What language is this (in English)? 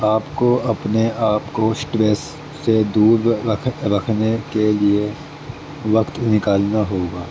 Urdu